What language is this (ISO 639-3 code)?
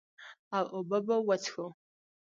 pus